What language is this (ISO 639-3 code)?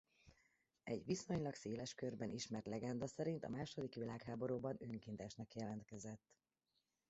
hun